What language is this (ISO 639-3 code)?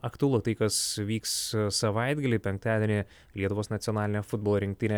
lit